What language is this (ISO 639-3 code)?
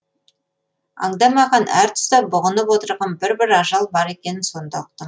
kaz